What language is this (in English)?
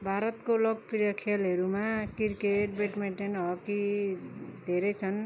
Nepali